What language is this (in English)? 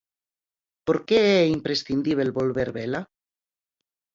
Galician